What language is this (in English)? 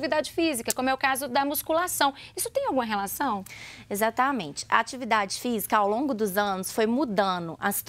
Portuguese